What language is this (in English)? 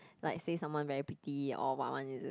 English